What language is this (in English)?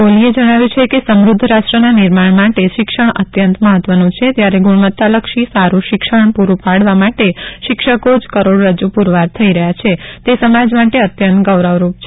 Gujarati